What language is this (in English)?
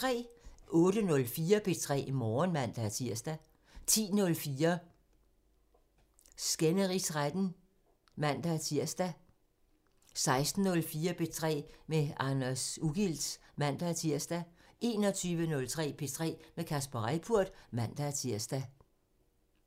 Danish